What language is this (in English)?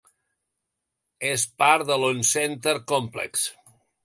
Catalan